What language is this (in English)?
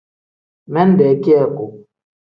Tem